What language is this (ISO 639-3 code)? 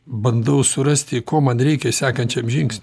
lit